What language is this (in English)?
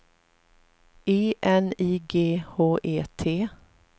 Swedish